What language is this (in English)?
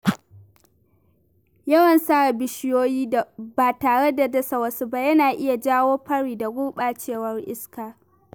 Hausa